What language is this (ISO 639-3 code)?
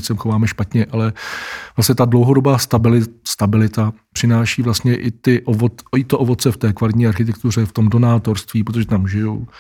ces